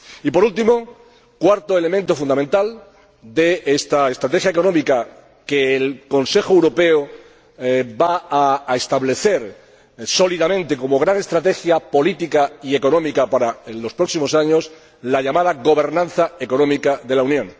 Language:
Spanish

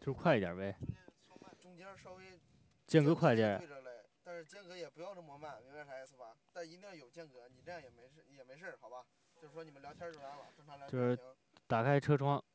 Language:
Chinese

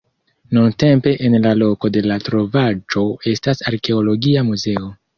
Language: Esperanto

